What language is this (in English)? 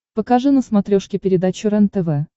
Russian